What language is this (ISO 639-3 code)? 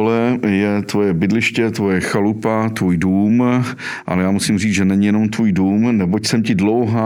ces